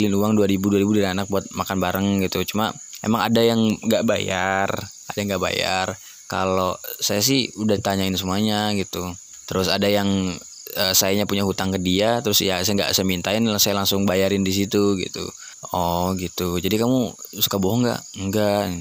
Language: Indonesian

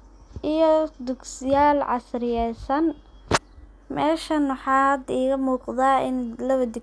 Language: Somali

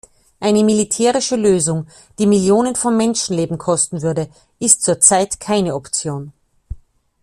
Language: German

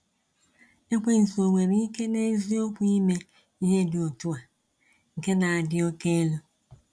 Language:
Igbo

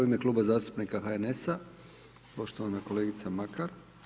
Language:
Croatian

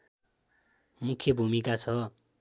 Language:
Nepali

